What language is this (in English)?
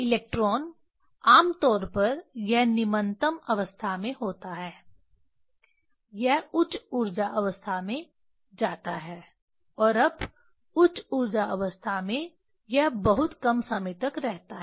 Hindi